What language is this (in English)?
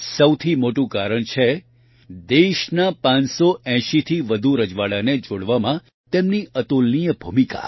Gujarati